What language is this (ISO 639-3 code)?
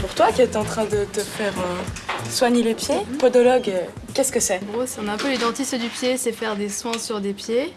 fra